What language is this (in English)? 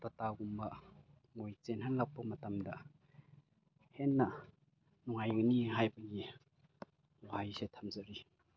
Manipuri